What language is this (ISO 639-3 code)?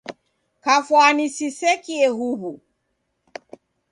dav